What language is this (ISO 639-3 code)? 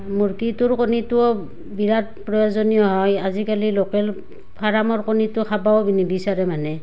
asm